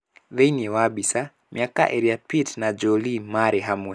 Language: Kikuyu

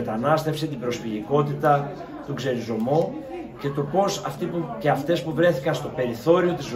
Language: Greek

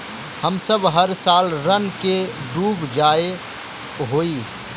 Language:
Magahi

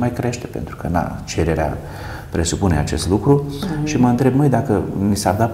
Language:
Romanian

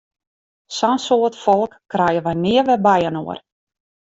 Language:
Western Frisian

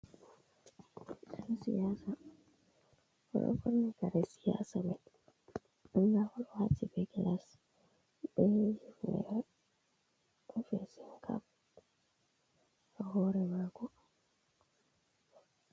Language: Fula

